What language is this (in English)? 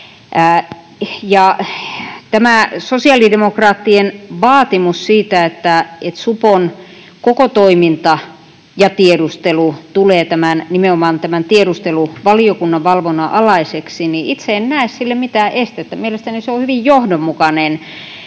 Finnish